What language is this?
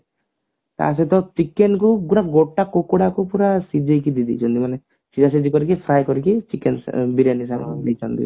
Odia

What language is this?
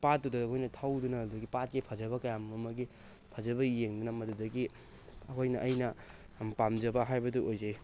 Manipuri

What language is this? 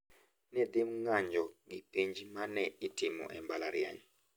Luo (Kenya and Tanzania)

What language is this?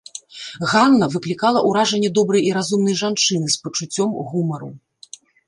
Belarusian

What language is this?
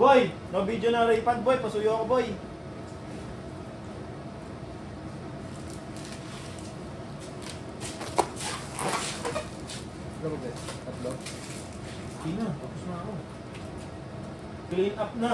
Filipino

